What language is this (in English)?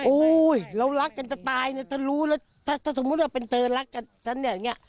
Thai